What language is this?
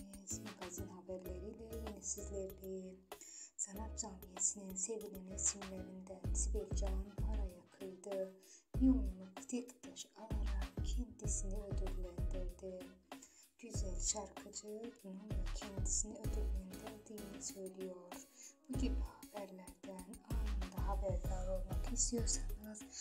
Turkish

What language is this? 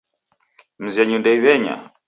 Taita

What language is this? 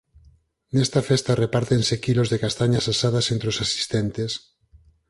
Galician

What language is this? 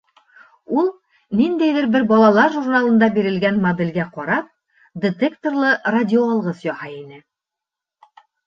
Bashkir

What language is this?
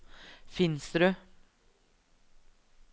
Norwegian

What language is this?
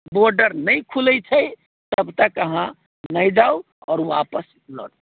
Maithili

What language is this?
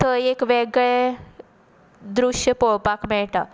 Konkani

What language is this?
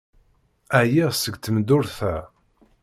Kabyle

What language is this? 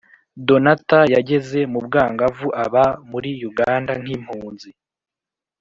Kinyarwanda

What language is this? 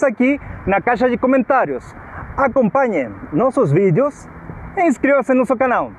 Portuguese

